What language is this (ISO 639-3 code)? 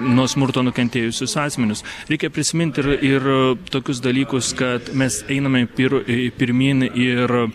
lit